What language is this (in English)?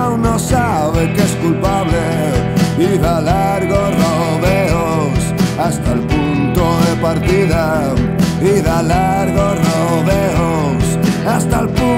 Greek